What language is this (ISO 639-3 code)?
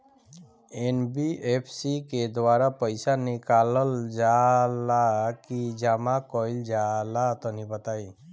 bho